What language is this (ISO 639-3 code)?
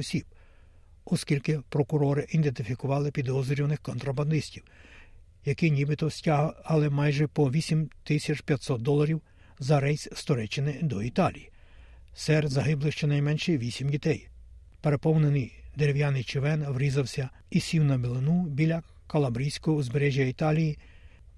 ukr